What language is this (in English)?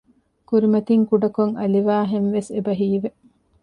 Divehi